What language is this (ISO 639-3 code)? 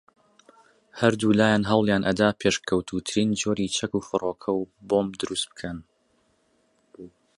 ckb